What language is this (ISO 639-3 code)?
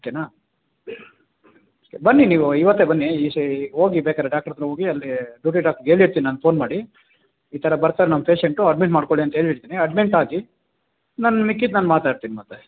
kan